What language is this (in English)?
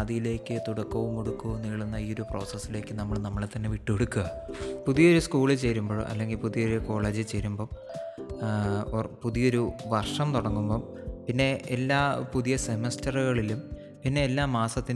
Malayalam